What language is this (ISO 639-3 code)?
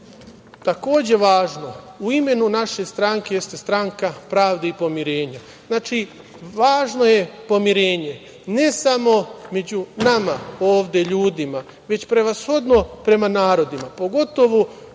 srp